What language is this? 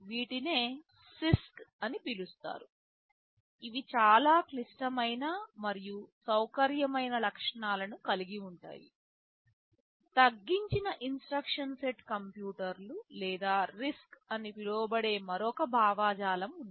Telugu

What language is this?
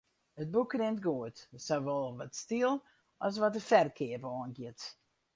Western Frisian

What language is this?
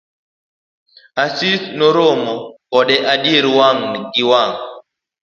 Luo (Kenya and Tanzania)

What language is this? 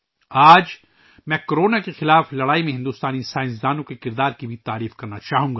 Urdu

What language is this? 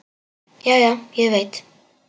Icelandic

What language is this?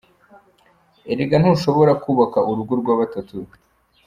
Kinyarwanda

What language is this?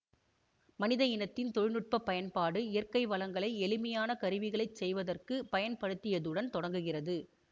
Tamil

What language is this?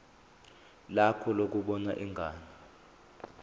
Zulu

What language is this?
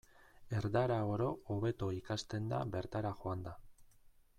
Basque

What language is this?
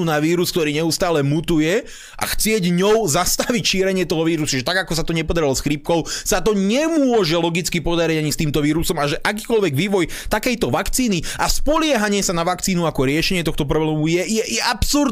Slovak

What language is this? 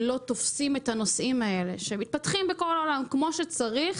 Hebrew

